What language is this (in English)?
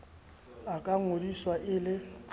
Southern Sotho